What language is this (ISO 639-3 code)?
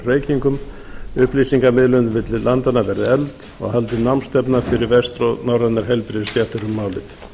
isl